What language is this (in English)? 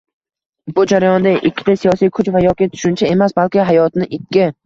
Uzbek